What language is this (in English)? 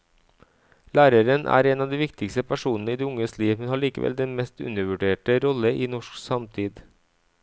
Norwegian